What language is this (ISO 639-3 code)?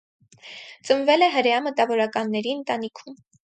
hye